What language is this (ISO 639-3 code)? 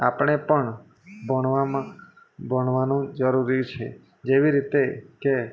guj